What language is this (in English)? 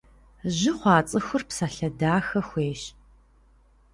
Kabardian